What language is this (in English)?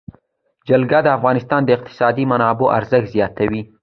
Pashto